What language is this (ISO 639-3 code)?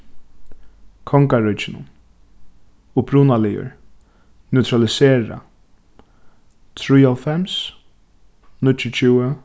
fao